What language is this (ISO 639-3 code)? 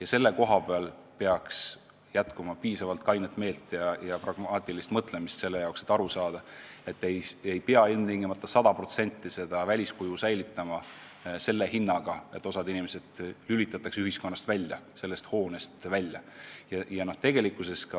est